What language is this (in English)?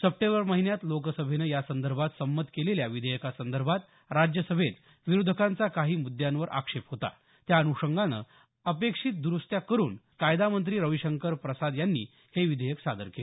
Marathi